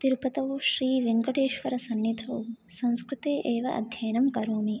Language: Sanskrit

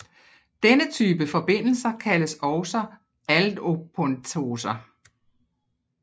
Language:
Danish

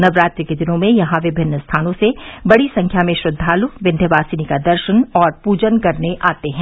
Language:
Hindi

